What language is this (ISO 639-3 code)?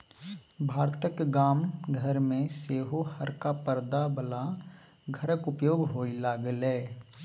mai